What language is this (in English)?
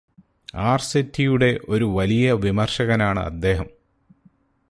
Malayalam